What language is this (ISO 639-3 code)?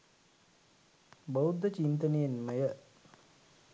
sin